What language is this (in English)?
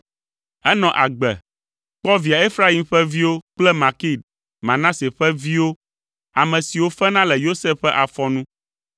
Ewe